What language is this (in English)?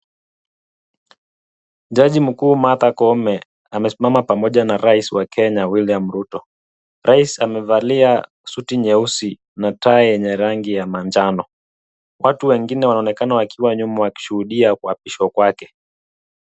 Swahili